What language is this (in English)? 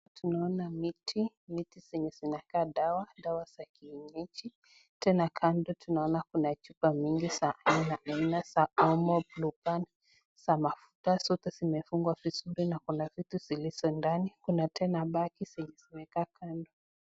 Swahili